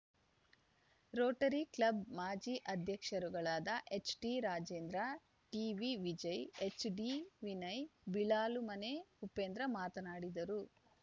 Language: Kannada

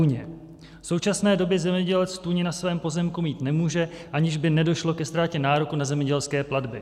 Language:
Czech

